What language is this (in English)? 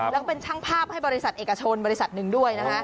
Thai